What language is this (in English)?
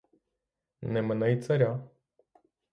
Ukrainian